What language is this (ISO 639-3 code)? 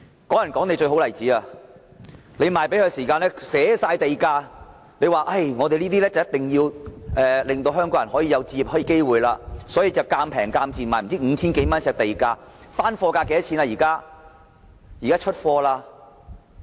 yue